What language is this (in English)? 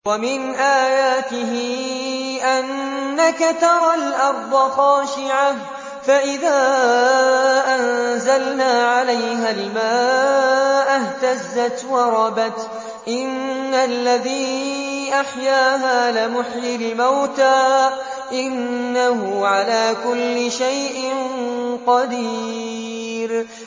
Arabic